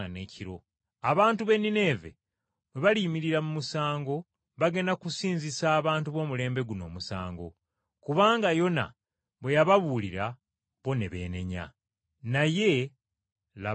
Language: Ganda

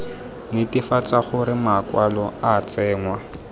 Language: Tswana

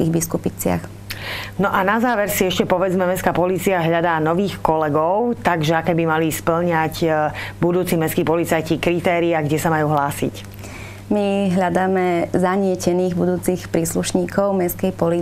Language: Slovak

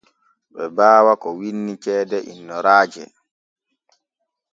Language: Borgu Fulfulde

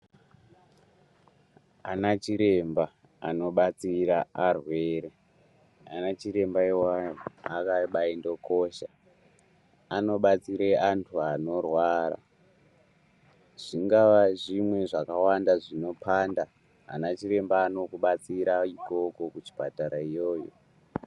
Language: Ndau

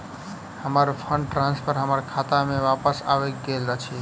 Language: Maithili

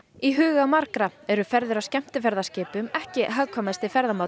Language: Icelandic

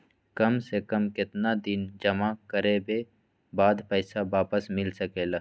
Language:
Magahi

